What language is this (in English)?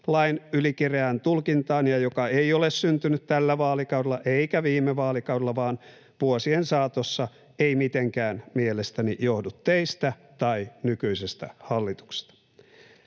Finnish